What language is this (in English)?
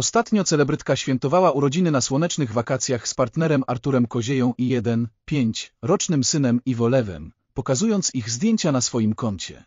Polish